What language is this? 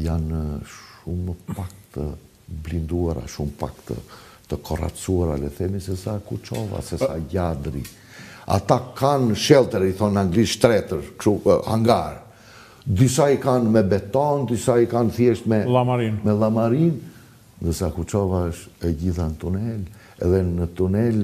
Romanian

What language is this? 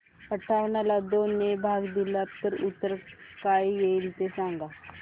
Marathi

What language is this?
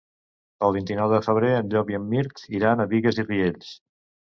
Catalan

